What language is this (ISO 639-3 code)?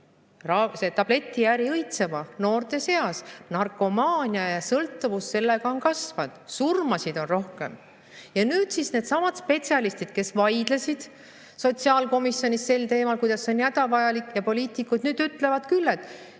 est